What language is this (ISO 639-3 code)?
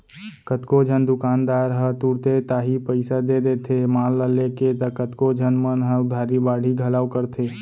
hne